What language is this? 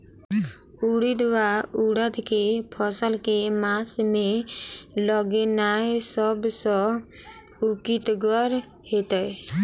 Maithili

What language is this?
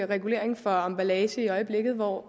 Danish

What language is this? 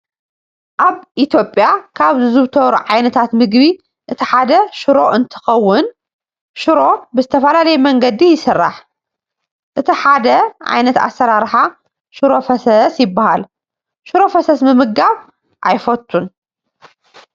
Tigrinya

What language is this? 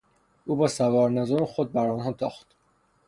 Persian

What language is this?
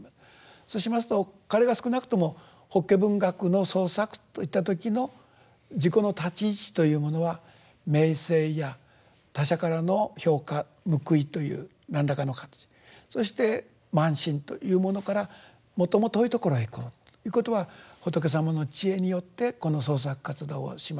Japanese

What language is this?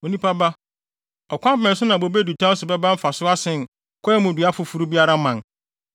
Akan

